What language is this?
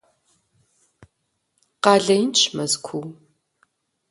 Kabardian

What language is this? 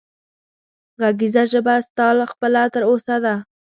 Pashto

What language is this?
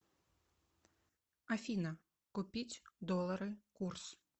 Russian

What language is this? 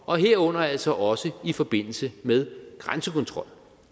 Danish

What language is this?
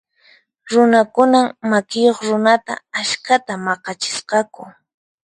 Puno Quechua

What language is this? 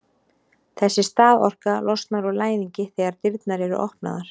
Icelandic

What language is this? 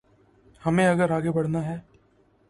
Urdu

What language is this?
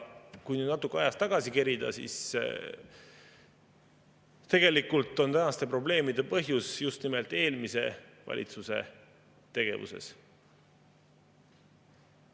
Estonian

